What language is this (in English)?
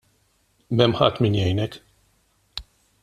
Maltese